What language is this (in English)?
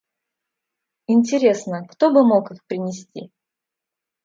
Russian